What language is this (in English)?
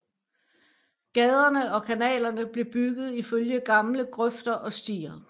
Danish